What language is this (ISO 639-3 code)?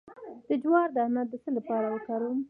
pus